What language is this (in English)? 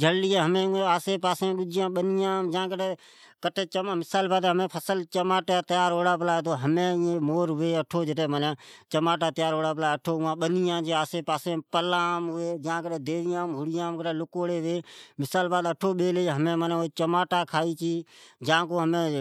Od